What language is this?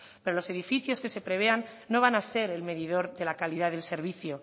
Spanish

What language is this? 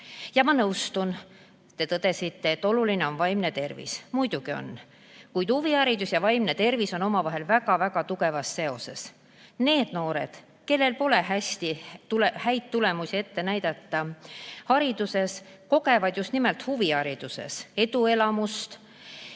Estonian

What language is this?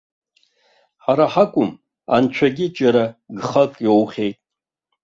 Abkhazian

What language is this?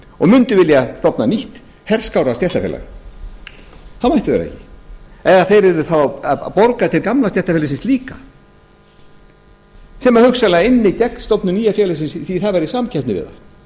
Icelandic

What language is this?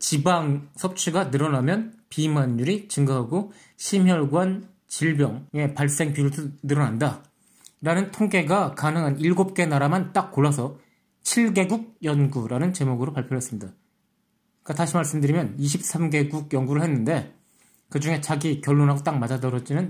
Korean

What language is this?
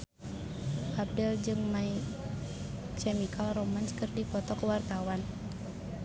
Sundanese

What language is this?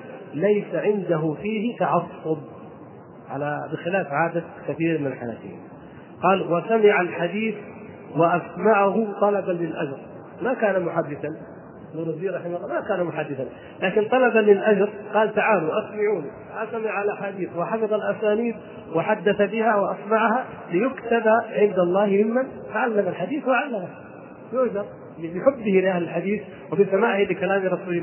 Arabic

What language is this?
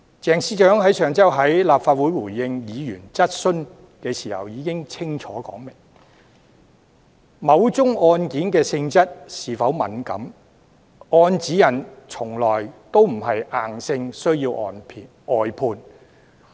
Cantonese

